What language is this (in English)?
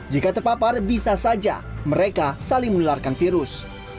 Indonesian